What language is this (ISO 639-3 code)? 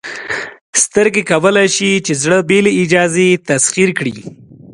pus